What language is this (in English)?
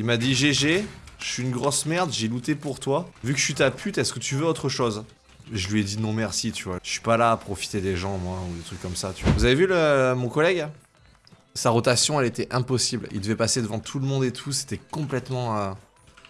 French